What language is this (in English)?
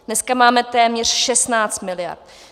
Czech